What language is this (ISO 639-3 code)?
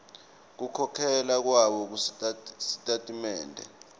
ssw